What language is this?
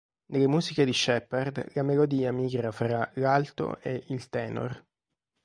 Italian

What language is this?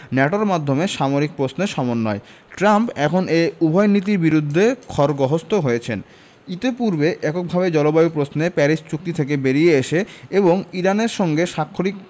Bangla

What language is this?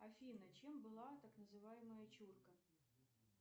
Russian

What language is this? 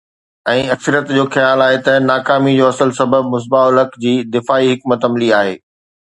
Sindhi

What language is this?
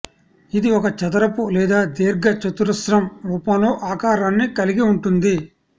Telugu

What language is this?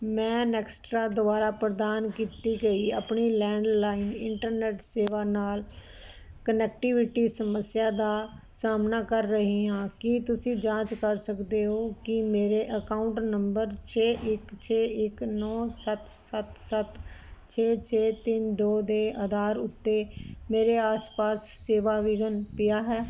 Punjabi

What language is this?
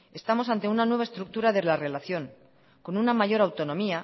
Spanish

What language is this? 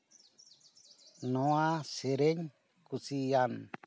Santali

